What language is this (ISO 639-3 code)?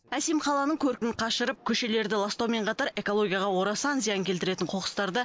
kaz